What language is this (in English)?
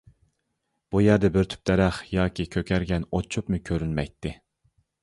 Uyghur